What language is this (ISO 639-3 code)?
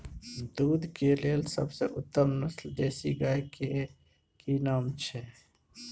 mai